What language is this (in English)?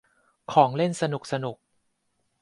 Thai